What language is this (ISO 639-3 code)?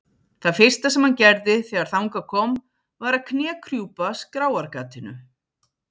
isl